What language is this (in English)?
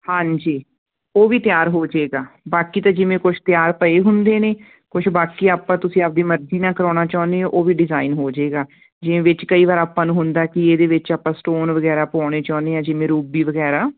Punjabi